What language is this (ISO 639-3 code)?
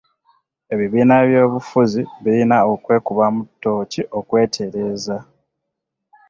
lug